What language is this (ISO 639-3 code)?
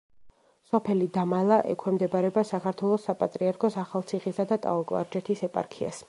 kat